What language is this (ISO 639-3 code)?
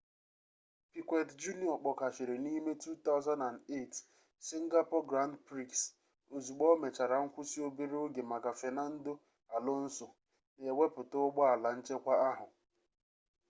ibo